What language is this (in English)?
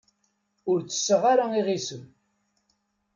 Kabyle